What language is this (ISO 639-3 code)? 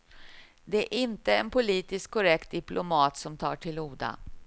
swe